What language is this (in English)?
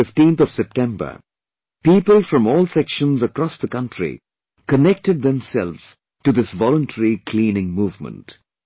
English